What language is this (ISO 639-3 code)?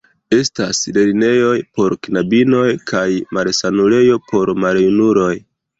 epo